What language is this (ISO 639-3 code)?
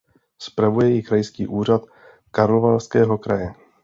ces